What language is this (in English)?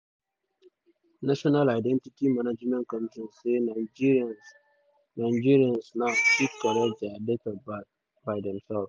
Nigerian Pidgin